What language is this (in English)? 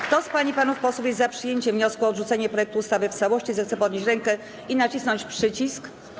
Polish